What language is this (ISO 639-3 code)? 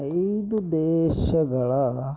kan